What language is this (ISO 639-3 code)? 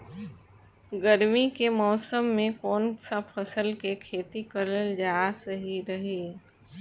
bho